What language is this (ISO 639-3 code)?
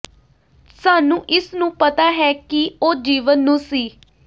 pan